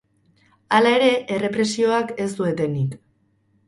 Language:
Basque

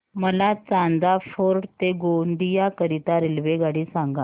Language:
Marathi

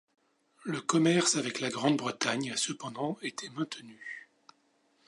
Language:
French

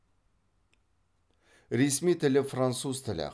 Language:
Kazakh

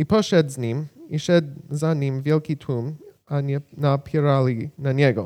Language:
Polish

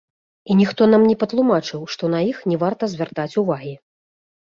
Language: Belarusian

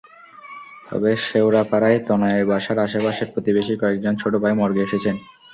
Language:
Bangla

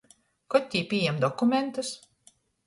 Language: Latgalian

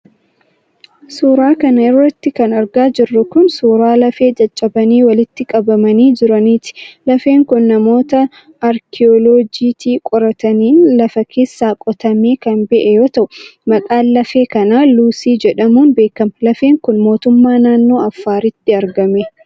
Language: Oromo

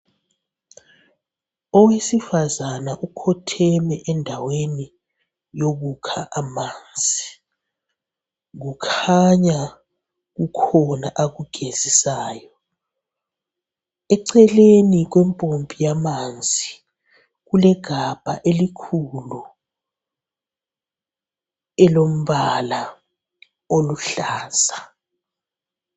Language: North Ndebele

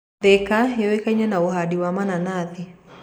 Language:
Kikuyu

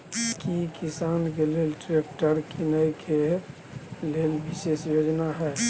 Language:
Maithili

